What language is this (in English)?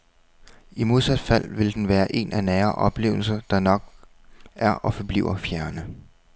Danish